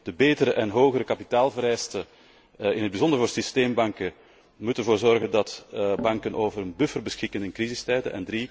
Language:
Dutch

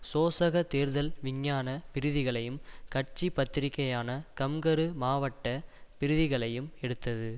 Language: Tamil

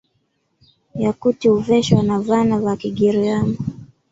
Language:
Swahili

